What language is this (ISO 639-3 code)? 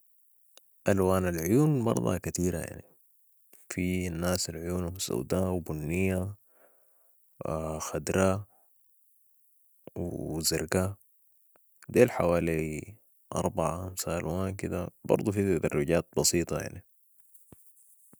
apd